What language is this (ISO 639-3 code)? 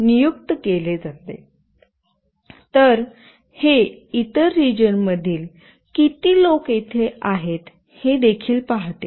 mar